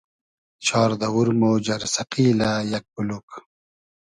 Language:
Hazaragi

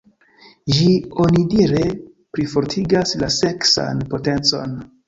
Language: Esperanto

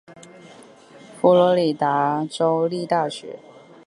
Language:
Chinese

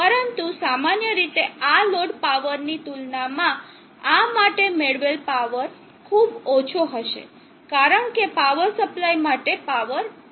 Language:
Gujarati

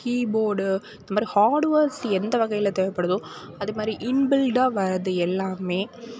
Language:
Tamil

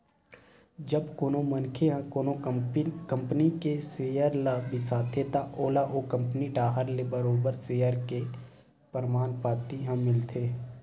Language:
Chhattisgarhi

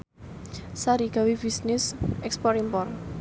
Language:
Javanese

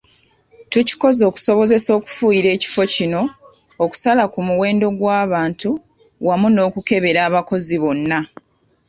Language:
Ganda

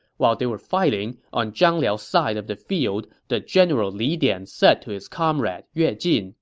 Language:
English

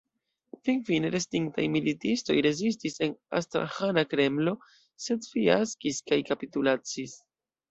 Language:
Esperanto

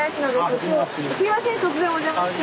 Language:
Japanese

